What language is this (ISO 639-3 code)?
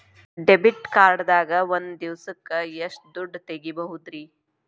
kan